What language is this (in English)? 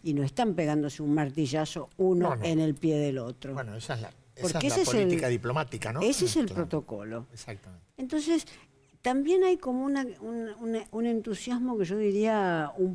Spanish